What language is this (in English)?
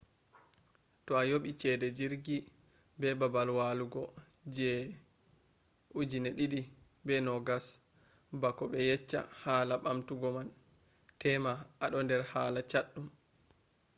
Fula